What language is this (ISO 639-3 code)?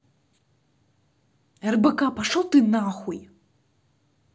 rus